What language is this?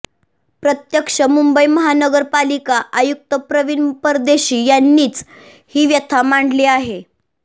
Marathi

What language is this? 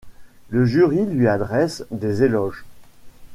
French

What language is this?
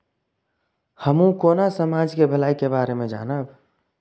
Maithili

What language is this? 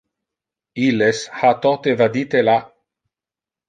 Interlingua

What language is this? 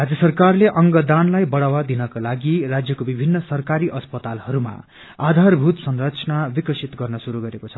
Nepali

